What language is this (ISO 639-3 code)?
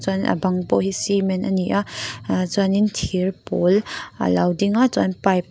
lus